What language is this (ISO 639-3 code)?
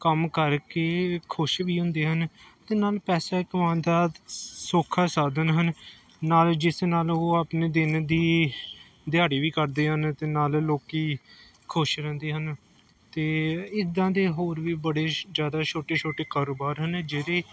pan